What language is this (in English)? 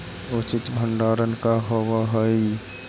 Magahi